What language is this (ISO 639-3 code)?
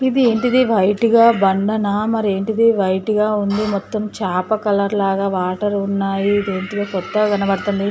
tel